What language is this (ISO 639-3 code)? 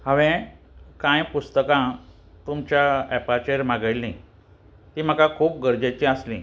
kok